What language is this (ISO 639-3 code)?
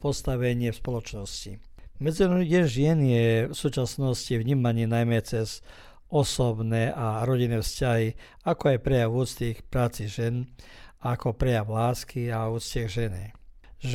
hrv